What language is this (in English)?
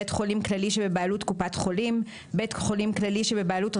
Hebrew